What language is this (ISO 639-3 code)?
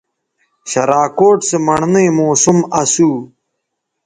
btv